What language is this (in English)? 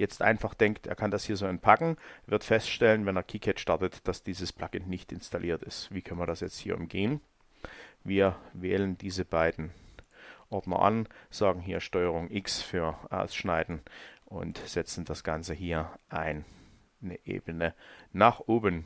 German